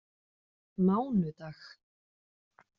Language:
Icelandic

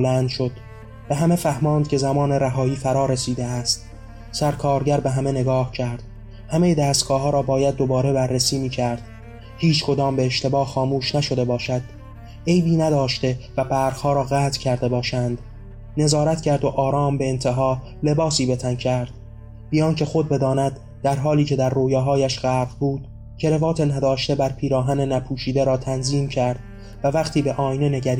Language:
Persian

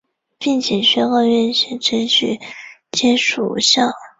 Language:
Chinese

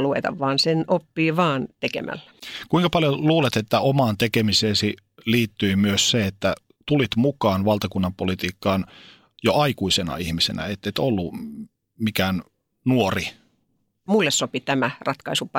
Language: Finnish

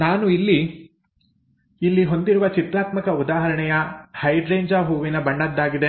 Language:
Kannada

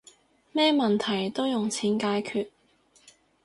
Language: Cantonese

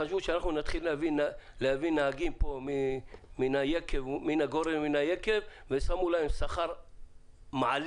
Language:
Hebrew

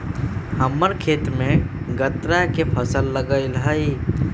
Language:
Magahi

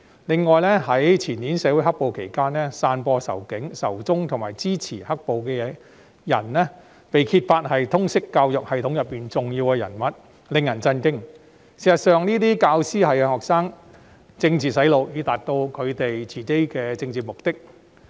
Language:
Cantonese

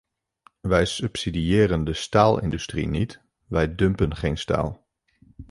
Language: Dutch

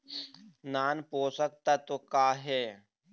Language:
Chhattisgarhi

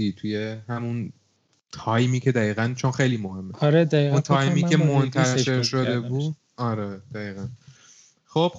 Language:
Persian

